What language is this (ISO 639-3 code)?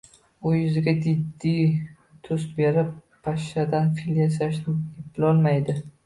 uzb